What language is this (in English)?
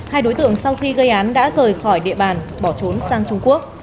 Vietnamese